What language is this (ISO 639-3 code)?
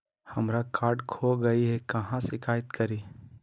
mag